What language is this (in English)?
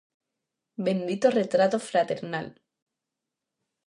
Galician